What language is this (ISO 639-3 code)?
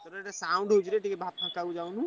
ori